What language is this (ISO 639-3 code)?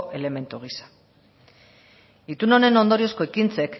eus